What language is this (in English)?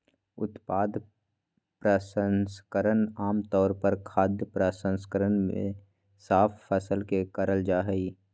Magahi